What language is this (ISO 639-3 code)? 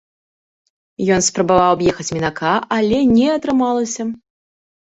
bel